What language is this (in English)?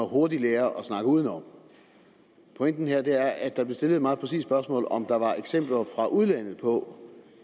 Danish